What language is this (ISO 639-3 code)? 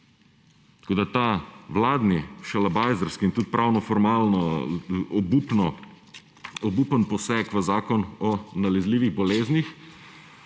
slv